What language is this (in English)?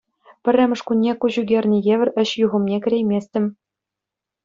Chuvash